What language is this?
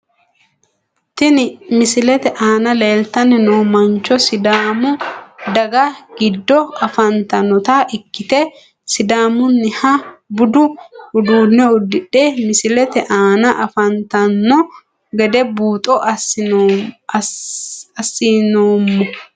Sidamo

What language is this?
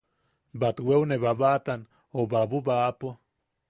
Yaqui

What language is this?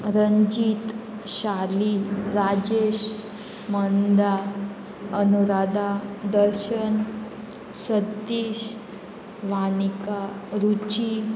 Konkani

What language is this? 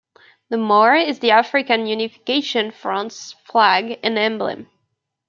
English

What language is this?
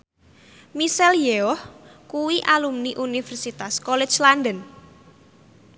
Javanese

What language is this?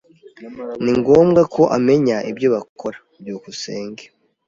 Kinyarwanda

